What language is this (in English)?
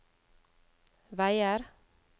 Norwegian